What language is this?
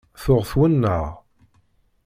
Kabyle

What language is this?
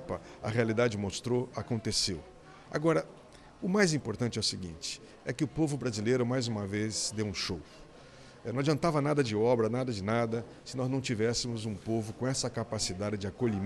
Portuguese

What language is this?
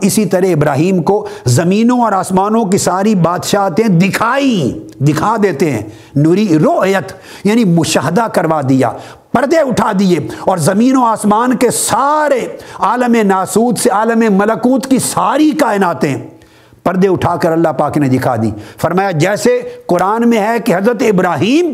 Urdu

